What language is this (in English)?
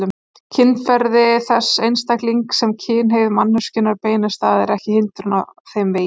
Icelandic